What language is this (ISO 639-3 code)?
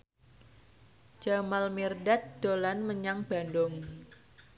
jav